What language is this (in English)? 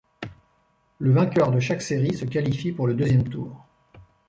French